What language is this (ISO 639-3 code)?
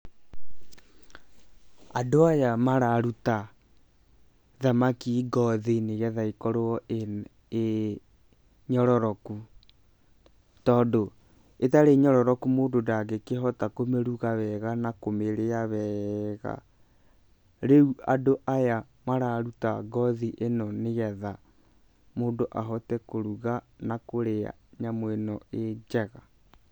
kik